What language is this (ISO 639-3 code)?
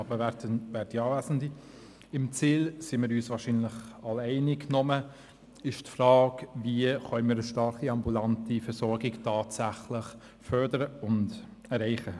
gsw